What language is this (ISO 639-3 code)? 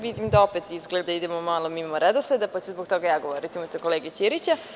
srp